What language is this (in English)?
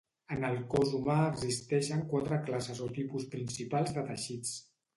Catalan